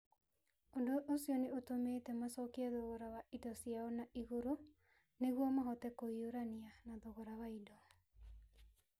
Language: Kikuyu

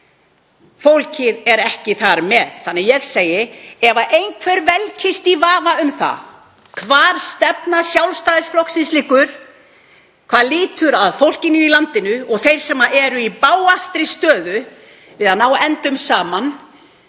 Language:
Icelandic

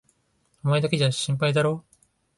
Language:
Japanese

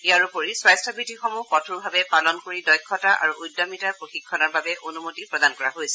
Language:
Assamese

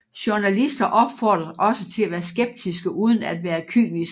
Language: Danish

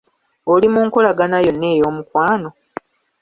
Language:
Ganda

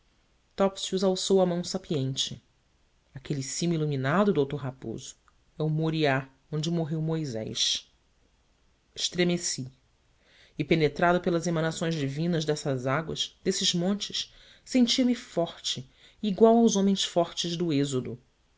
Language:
Portuguese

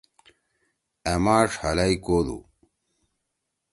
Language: Torwali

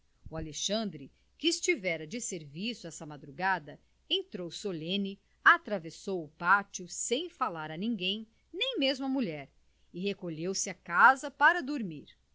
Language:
Portuguese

